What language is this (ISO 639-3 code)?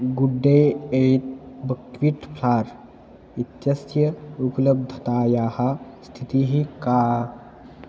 san